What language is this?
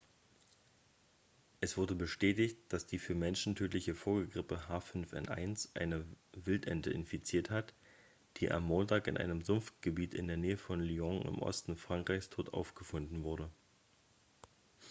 German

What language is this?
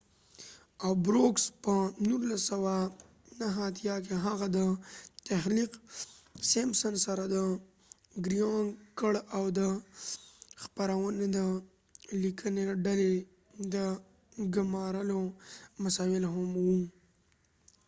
Pashto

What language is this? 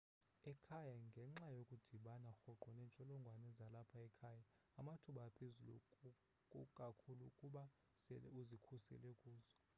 Xhosa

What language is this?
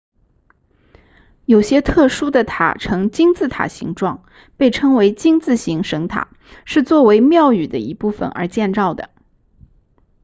Chinese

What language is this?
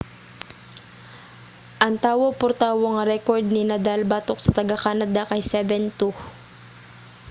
Cebuano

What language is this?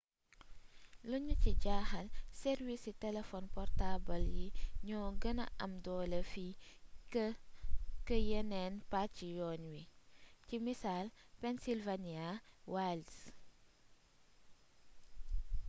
Wolof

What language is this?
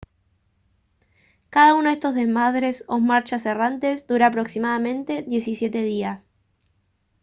Spanish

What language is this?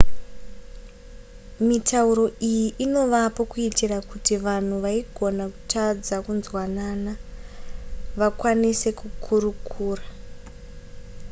Shona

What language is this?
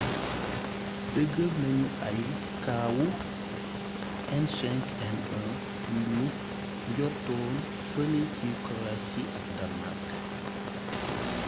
Wolof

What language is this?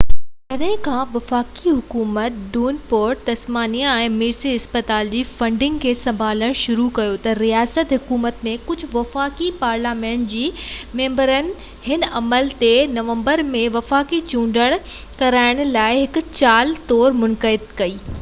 Sindhi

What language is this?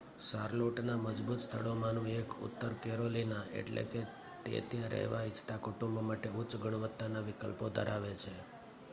Gujarati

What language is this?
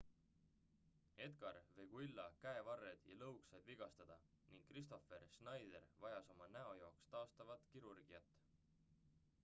Estonian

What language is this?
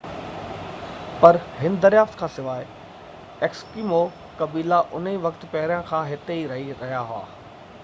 Sindhi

